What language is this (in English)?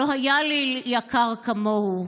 Hebrew